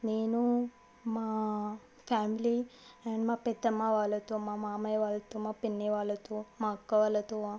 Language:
Telugu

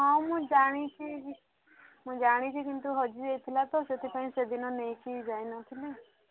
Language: Odia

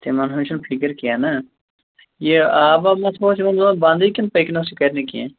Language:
Kashmiri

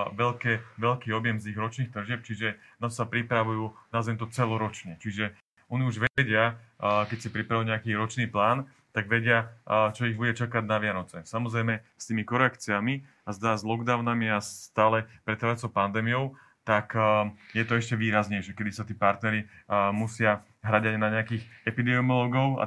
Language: Slovak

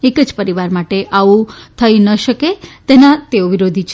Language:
Gujarati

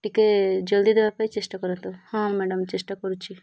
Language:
Odia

